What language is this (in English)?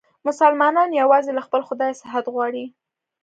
Pashto